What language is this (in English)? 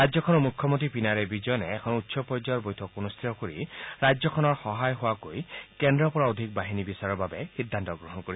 Assamese